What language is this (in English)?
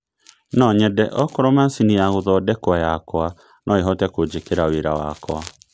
Kikuyu